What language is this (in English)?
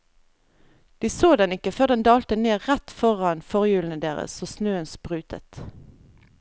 Norwegian